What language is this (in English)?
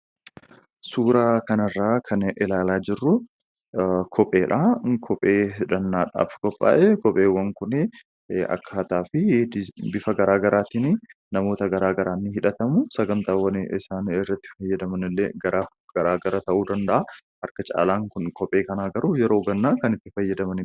Oromo